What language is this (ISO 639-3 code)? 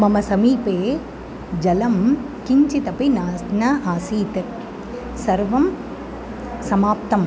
san